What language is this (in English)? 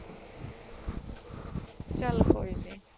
Punjabi